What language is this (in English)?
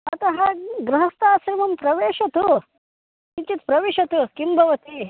Sanskrit